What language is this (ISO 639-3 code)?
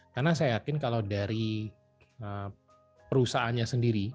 ind